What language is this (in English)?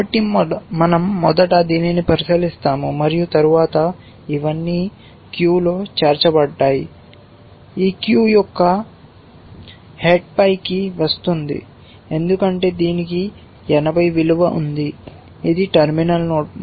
Telugu